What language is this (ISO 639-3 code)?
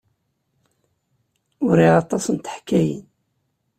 kab